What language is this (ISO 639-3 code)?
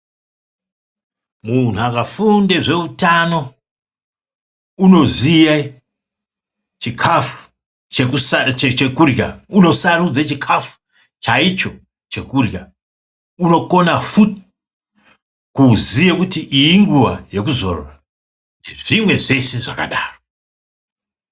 ndc